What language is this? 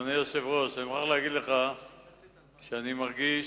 Hebrew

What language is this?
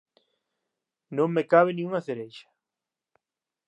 Galician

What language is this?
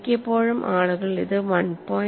Malayalam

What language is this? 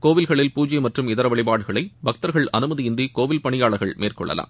Tamil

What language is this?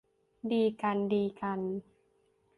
Thai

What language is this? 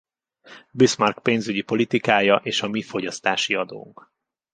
Hungarian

